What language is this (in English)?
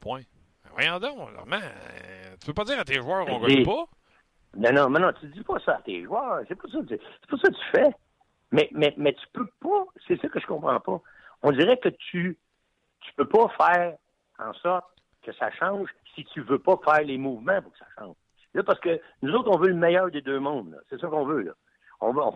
French